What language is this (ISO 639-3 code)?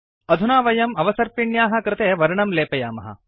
san